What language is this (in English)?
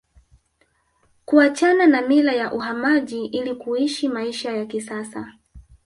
Swahili